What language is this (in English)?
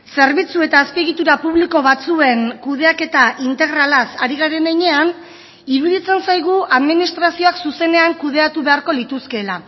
Basque